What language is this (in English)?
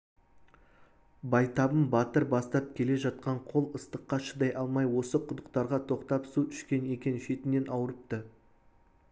Kazakh